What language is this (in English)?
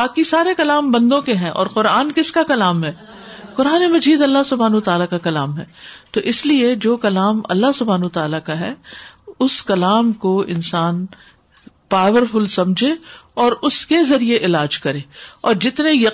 Urdu